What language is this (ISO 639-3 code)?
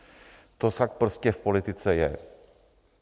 ces